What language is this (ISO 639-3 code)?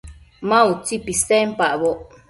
mcf